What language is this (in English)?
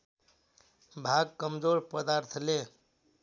Nepali